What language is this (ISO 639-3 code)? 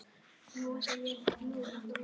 isl